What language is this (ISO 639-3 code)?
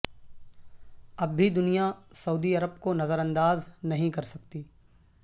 urd